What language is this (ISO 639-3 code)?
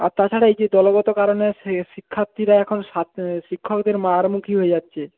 ben